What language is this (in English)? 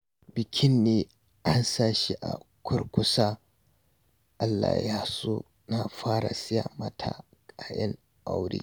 Hausa